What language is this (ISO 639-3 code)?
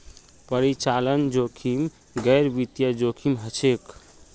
mag